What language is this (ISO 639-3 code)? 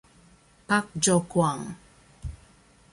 ita